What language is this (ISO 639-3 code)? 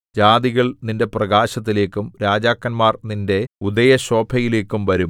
mal